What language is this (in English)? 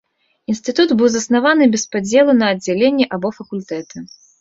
Belarusian